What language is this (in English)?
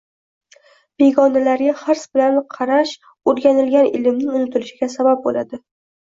Uzbek